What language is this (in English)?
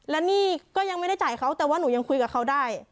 Thai